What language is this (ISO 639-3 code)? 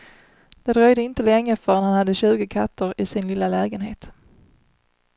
swe